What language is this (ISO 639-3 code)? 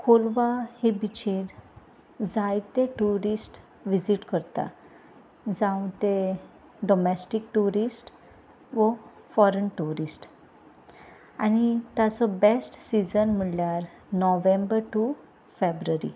kok